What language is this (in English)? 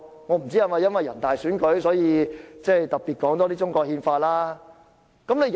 Cantonese